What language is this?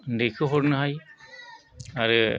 Bodo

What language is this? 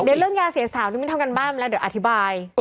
Thai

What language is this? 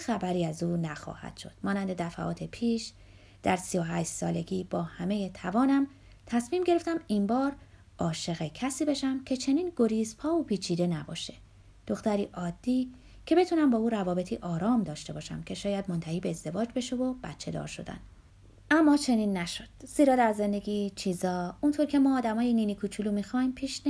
Persian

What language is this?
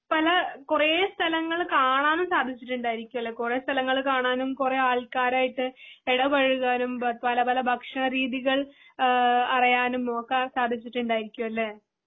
Malayalam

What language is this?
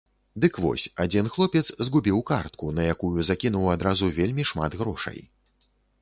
Belarusian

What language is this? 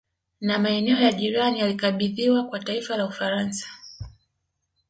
Swahili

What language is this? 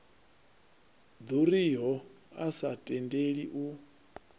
Venda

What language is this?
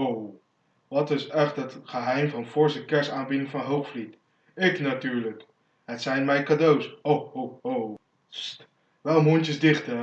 Dutch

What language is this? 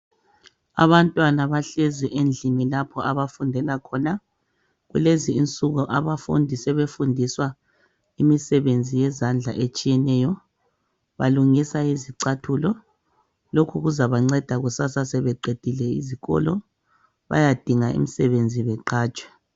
North Ndebele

